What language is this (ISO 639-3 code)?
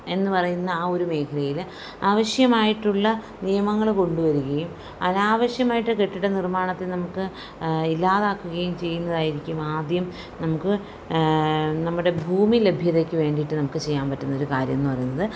mal